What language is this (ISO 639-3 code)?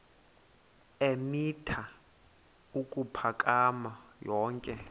xho